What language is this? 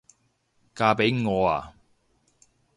Cantonese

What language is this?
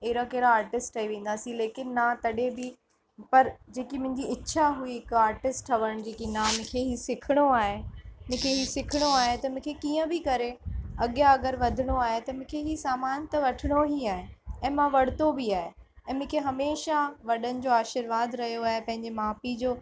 Sindhi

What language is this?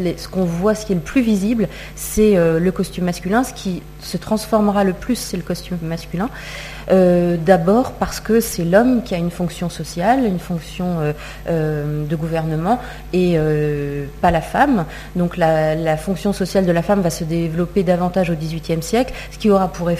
French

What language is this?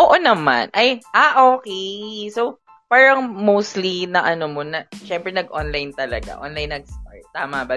Filipino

